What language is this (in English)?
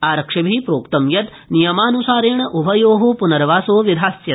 Sanskrit